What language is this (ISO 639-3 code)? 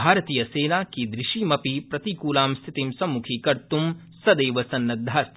san